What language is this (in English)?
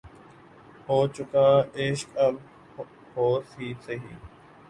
Urdu